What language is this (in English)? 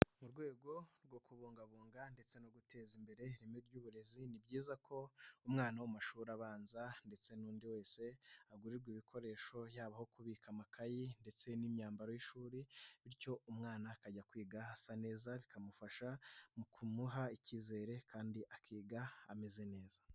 Kinyarwanda